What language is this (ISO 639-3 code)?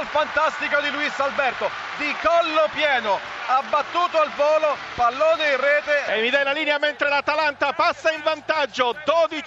ita